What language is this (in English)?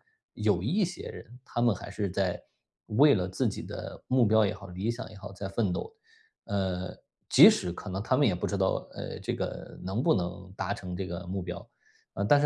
Chinese